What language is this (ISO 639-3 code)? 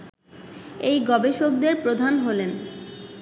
ben